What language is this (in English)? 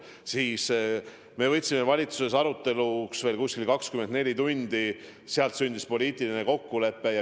Estonian